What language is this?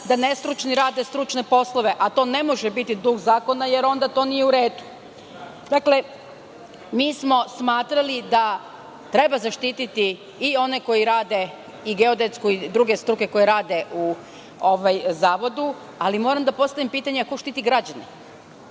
Serbian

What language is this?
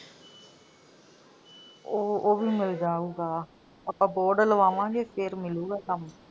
Punjabi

